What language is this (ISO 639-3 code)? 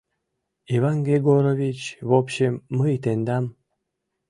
chm